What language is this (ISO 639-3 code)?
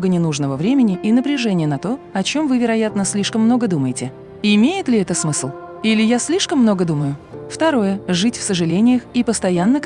rus